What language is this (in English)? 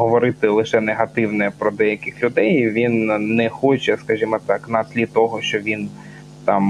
Ukrainian